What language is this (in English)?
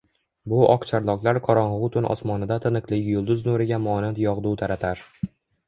Uzbek